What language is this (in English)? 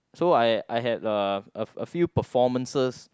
English